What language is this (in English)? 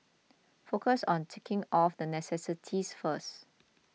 English